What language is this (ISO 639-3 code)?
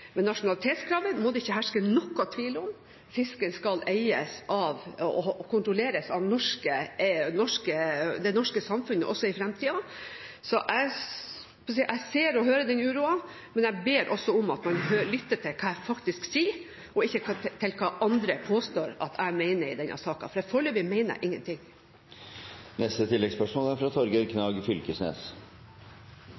nor